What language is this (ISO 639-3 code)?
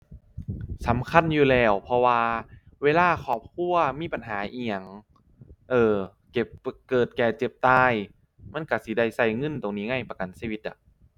tha